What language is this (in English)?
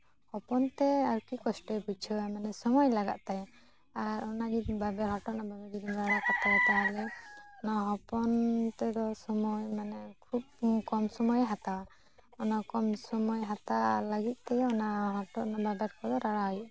Santali